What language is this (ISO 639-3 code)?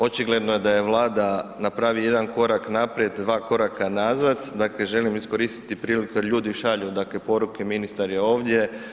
hrv